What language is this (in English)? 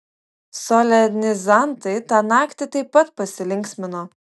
Lithuanian